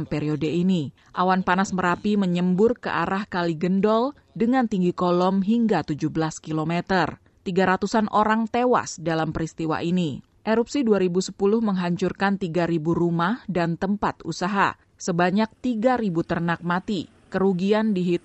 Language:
Indonesian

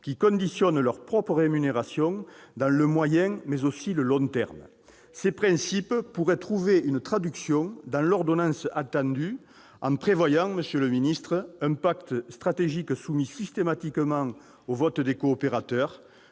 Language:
French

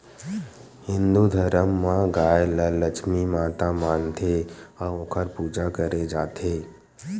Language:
Chhattisgarhi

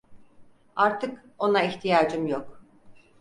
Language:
Turkish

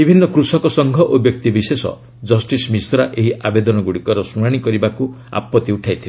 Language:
Odia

